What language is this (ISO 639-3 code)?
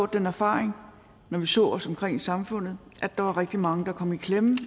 dan